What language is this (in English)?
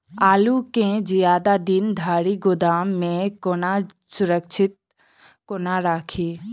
Maithili